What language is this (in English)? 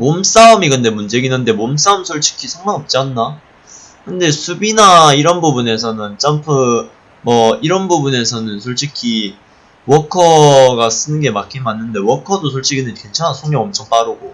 Korean